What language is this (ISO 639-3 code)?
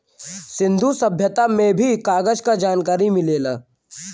bho